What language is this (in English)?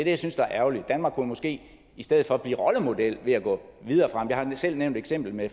Danish